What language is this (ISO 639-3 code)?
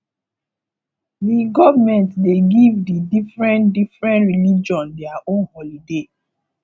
pcm